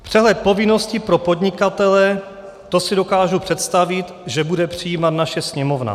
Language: Czech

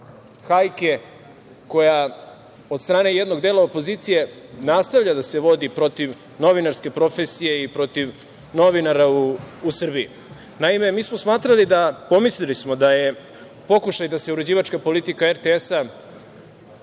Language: Serbian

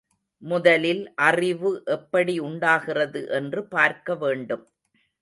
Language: Tamil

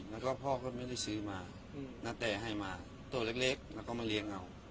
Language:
Thai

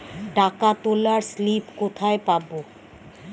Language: Bangla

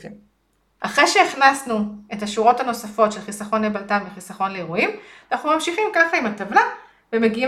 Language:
Hebrew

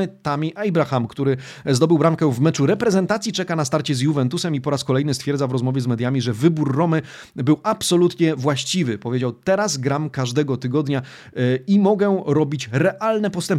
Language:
Polish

